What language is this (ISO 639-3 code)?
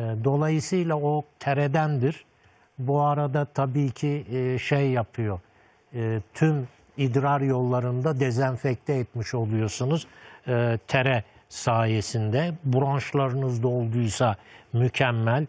tur